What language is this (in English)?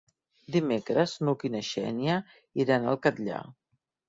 Catalan